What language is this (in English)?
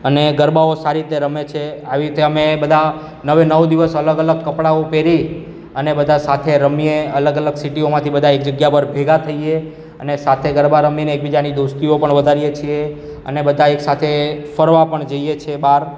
Gujarati